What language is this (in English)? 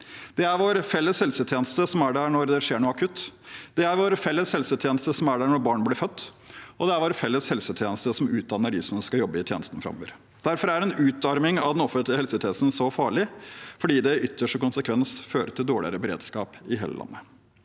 Norwegian